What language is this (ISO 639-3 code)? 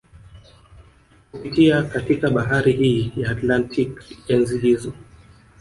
swa